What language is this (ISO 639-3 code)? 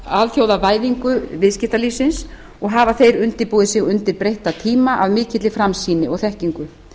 isl